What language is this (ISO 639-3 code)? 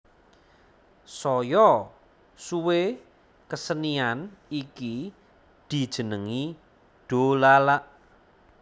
jav